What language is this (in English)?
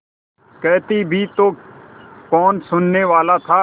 Hindi